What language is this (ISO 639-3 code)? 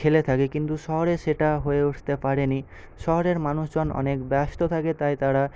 ben